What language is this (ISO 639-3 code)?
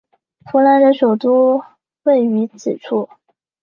zho